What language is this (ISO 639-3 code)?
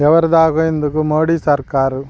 tel